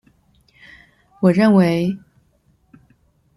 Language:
Chinese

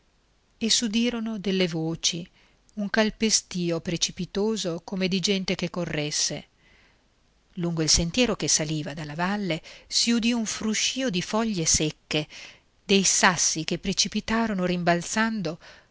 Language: Italian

